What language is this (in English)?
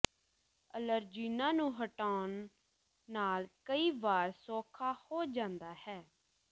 Punjabi